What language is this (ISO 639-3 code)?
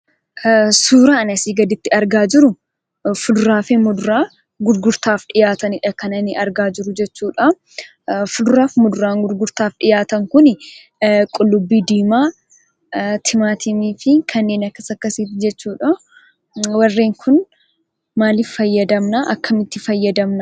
orm